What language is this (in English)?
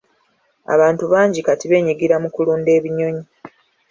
Ganda